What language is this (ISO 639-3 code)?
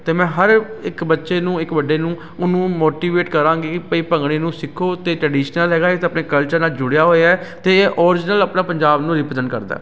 pan